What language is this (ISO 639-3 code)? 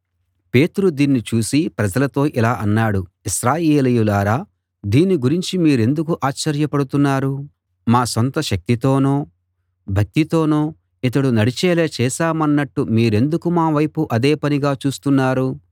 tel